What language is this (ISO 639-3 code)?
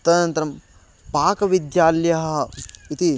san